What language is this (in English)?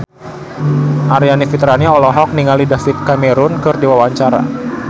Sundanese